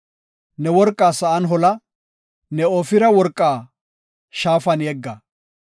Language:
Gofa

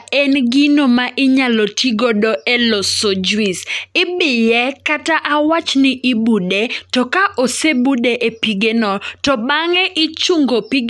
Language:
Luo (Kenya and Tanzania)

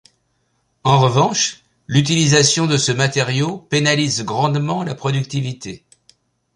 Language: French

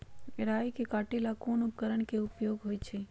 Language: Magahi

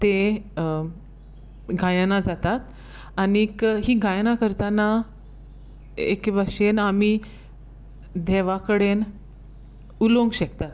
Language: Konkani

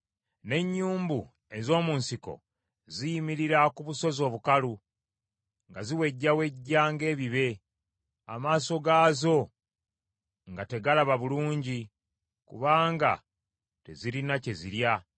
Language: Ganda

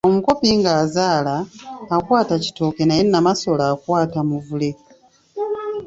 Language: Ganda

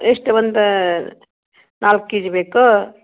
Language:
Kannada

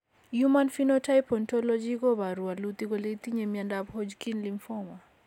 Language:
Kalenjin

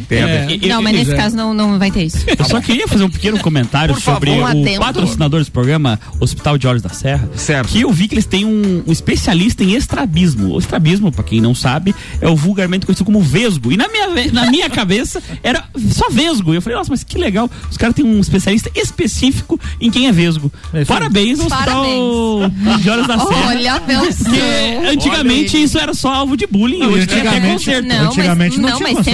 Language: Portuguese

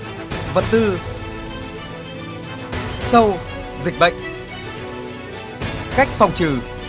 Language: Vietnamese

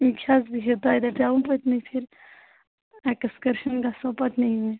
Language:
Kashmiri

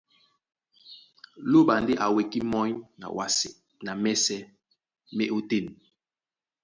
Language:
Duala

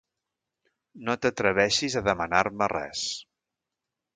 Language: Catalan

